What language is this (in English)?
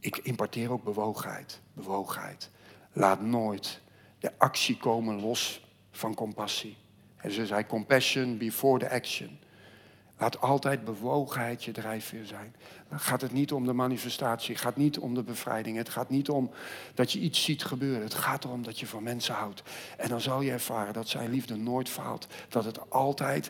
Dutch